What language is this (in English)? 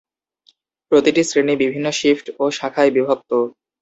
Bangla